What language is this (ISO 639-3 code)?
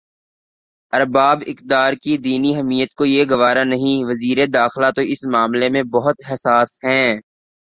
urd